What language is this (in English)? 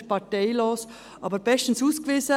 Swiss German